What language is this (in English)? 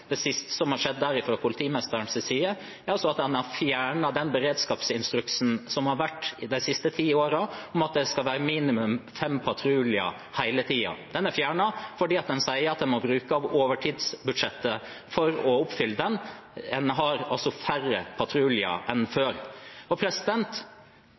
Norwegian Bokmål